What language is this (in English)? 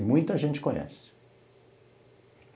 Portuguese